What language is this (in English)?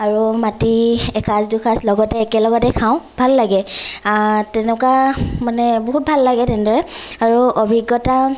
Assamese